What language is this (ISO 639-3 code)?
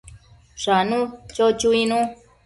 mcf